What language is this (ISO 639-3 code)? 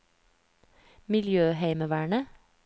nor